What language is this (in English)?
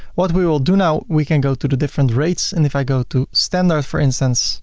English